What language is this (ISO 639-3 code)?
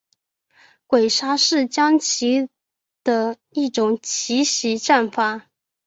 zho